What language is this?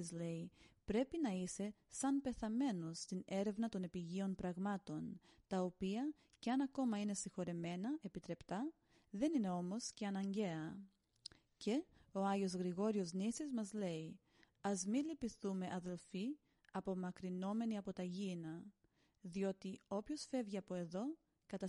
Greek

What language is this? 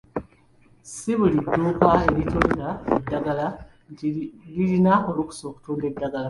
Ganda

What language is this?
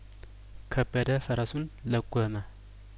Amharic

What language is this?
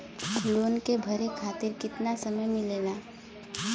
Bhojpuri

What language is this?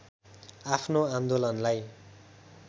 Nepali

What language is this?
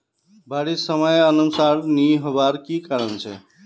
Magahi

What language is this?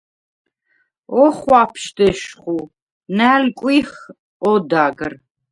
Svan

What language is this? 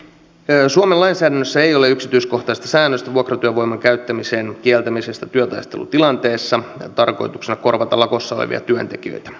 Finnish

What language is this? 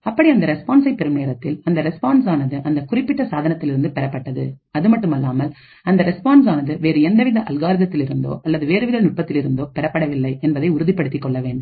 Tamil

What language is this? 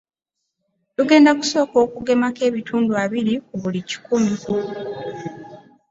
Ganda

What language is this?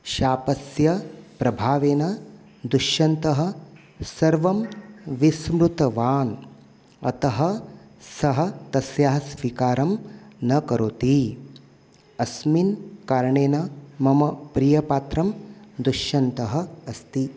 Sanskrit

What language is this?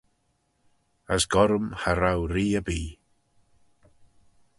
Manx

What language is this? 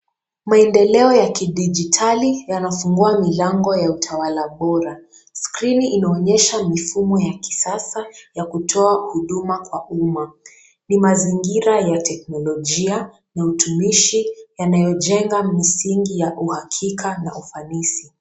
Swahili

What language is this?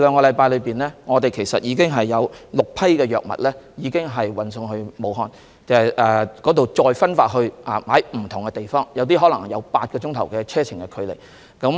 Cantonese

